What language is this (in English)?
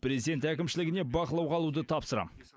Kazakh